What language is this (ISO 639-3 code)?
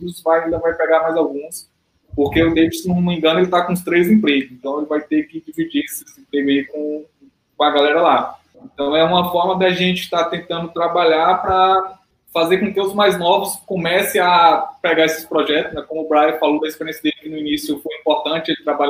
por